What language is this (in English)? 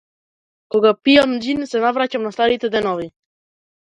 Macedonian